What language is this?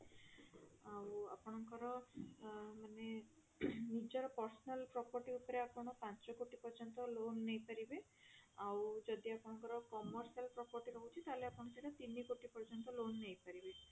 Odia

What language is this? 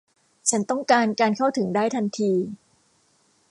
Thai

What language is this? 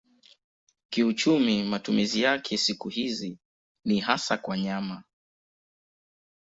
Swahili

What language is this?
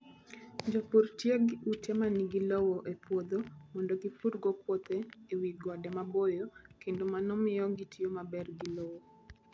Luo (Kenya and Tanzania)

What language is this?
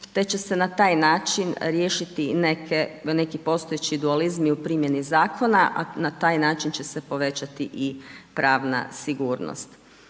Croatian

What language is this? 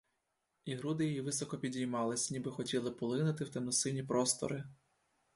Ukrainian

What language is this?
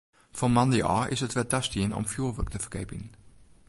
Western Frisian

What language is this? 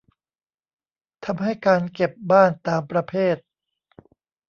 Thai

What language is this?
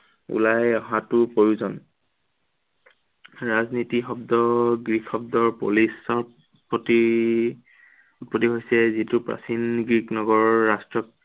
Assamese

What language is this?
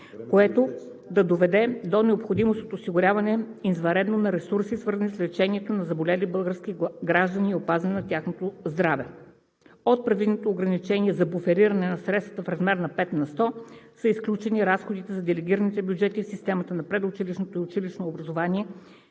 Bulgarian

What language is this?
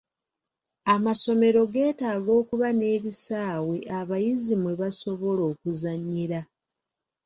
Ganda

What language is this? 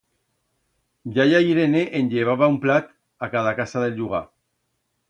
Aragonese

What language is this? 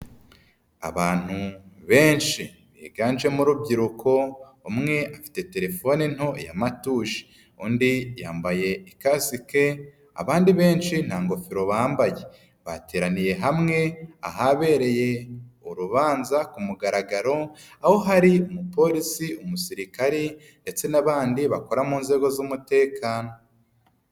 Kinyarwanda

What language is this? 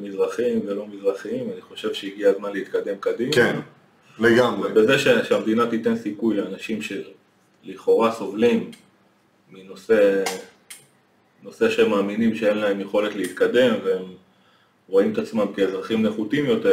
Hebrew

